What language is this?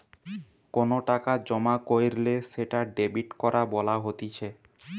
Bangla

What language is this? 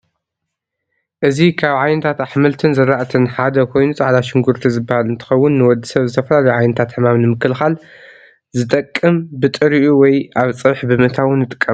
Tigrinya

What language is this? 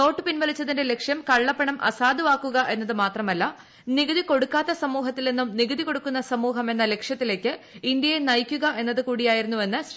Malayalam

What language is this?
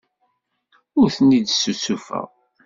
Kabyle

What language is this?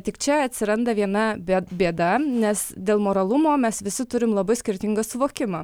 Lithuanian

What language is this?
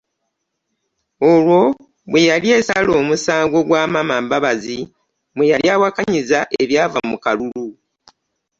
Ganda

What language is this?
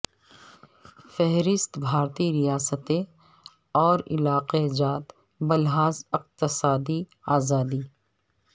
Urdu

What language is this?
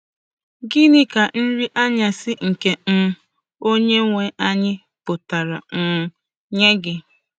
Igbo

